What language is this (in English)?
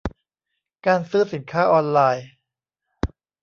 Thai